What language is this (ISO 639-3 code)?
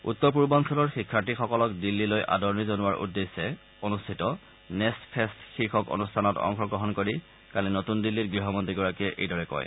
asm